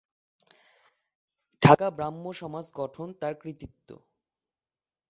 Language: Bangla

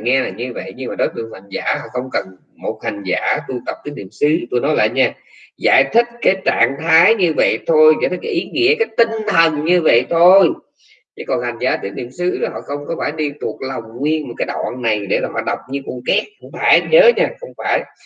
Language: Vietnamese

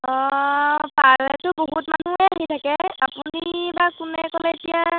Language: Assamese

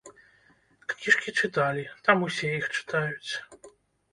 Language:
Belarusian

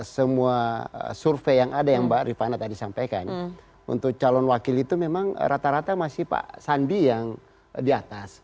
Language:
Indonesian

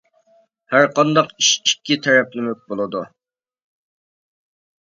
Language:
Uyghur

